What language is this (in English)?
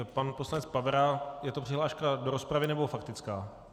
Czech